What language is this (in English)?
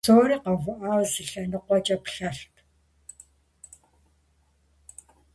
Kabardian